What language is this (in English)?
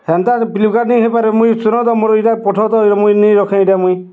Odia